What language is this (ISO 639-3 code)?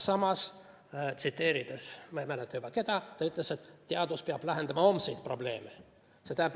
est